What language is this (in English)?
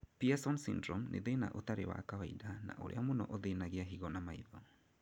Kikuyu